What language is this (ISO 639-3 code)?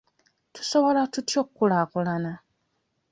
lug